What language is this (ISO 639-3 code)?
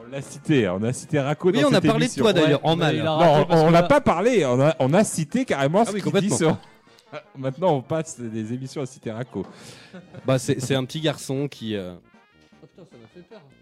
fra